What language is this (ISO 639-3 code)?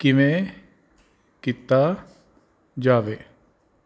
pan